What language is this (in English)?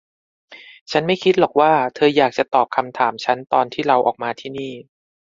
Thai